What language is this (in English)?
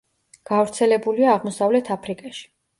Georgian